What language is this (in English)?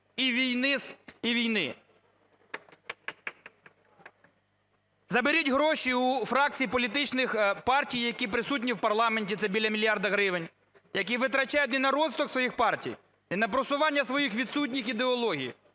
Ukrainian